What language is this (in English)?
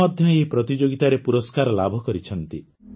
Odia